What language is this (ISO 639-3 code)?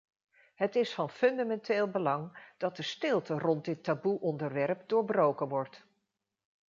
nld